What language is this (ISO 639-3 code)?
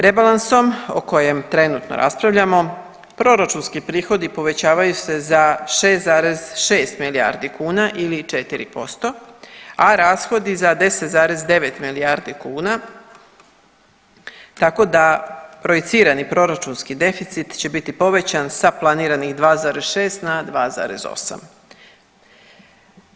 hrv